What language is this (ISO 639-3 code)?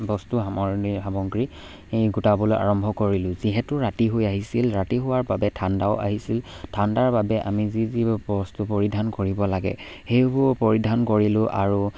asm